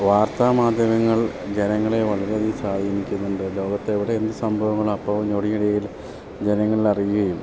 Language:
Malayalam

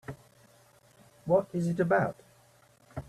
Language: English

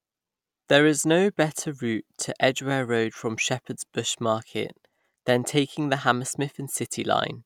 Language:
English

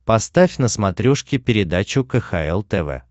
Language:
Russian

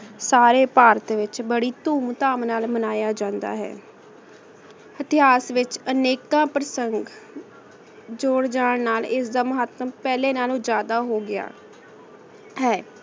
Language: Punjabi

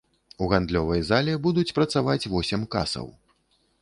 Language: Belarusian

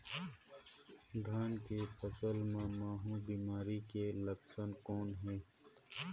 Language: Chhattisgarhi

